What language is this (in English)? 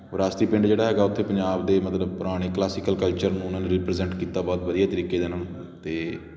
Punjabi